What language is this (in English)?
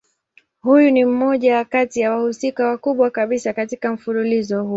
Swahili